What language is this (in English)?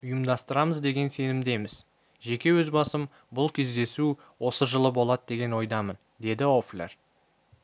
Kazakh